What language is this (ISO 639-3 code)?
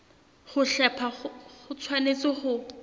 sot